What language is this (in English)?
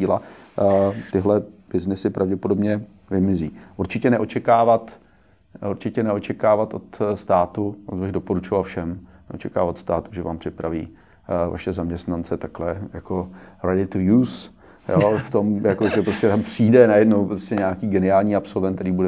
Czech